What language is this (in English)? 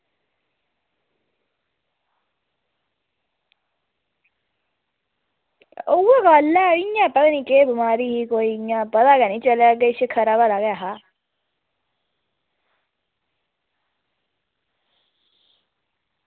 Dogri